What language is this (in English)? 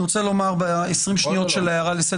Hebrew